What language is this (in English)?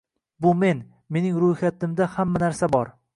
Uzbek